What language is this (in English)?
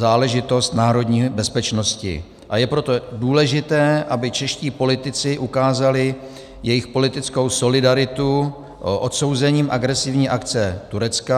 Czech